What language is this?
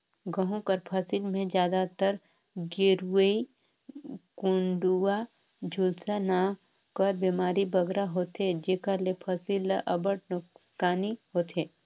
Chhattisgarhi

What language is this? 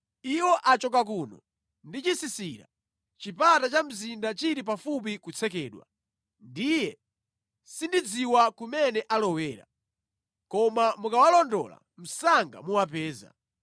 Nyanja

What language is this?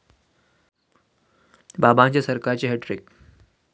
Marathi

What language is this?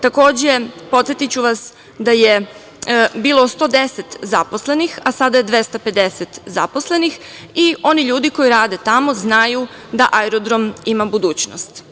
Serbian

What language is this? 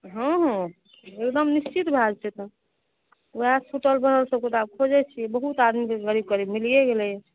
Maithili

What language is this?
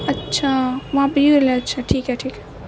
Urdu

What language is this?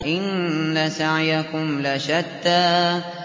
Arabic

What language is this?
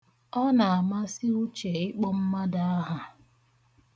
Igbo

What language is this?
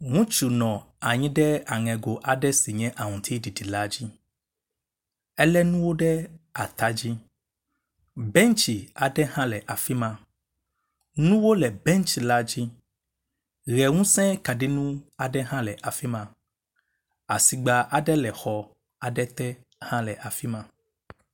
Ewe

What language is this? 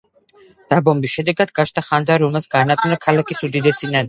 Georgian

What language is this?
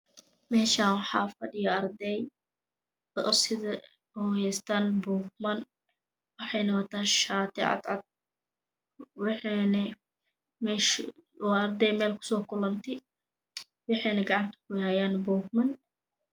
Somali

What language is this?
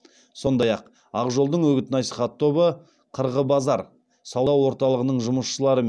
Kazakh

